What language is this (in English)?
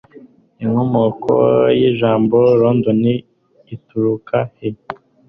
Kinyarwanda